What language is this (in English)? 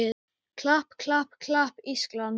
Icelandic